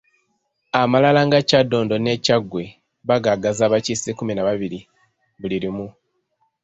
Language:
Ganda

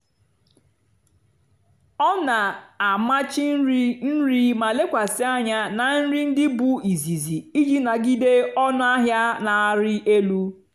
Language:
Igbo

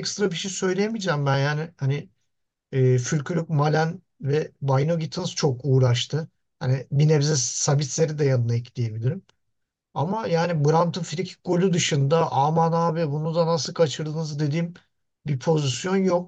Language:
Turkish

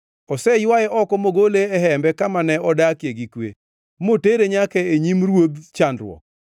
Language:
Luo (Kenya and Tanzania)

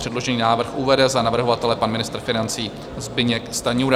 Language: Czech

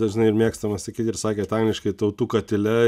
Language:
Lithuanian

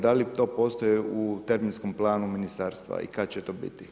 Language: Croatian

